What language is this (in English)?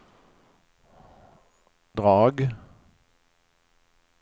Swedish